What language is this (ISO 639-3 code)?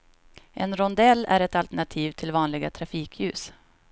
swe